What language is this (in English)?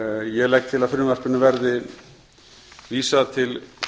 Icelandic